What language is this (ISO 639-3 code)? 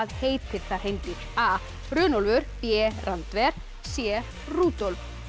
isl